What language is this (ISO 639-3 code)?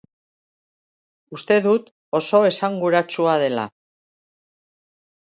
eus